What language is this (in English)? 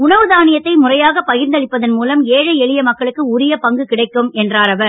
Tamil